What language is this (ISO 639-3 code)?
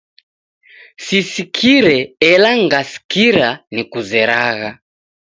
dav